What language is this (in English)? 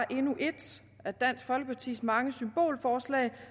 Danish